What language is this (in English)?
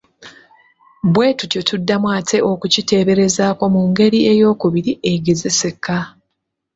Ganda